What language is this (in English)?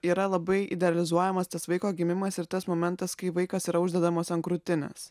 Lithuanian